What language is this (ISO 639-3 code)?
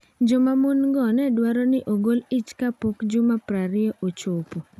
luo